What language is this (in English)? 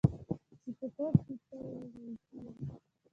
Pashto